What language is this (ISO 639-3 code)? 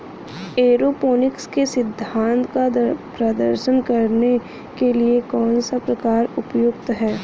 hin